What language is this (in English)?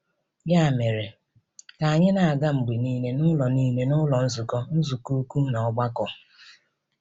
Igbo